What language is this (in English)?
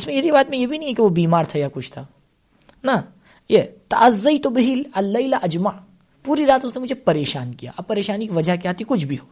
Urdu